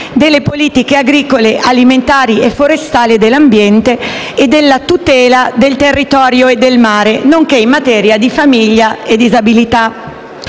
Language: Italian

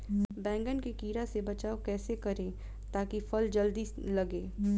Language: Bhojpuri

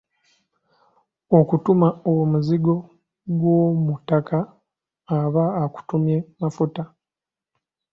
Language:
Ganda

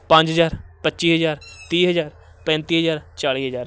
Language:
Punjabi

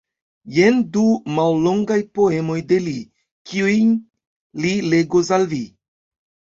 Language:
Esperanto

